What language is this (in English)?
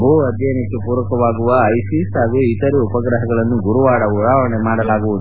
Kannada